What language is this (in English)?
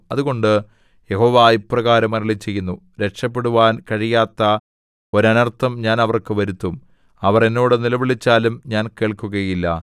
Malayalam